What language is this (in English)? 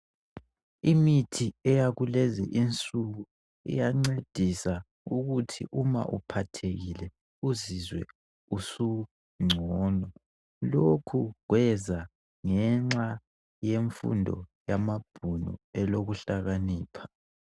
North Ndebele